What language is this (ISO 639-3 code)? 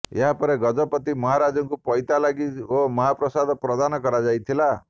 ori